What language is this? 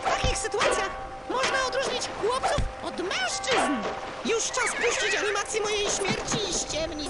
Polish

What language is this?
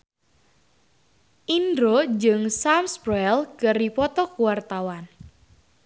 Sundanese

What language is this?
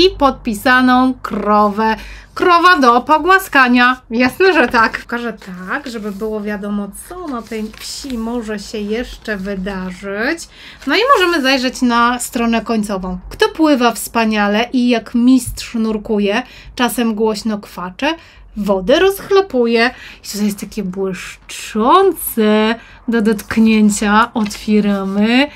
Polish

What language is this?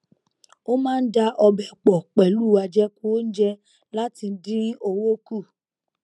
Yoruba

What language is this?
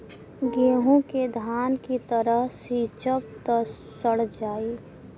Bhojpuri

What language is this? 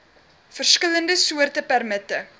Afrikaans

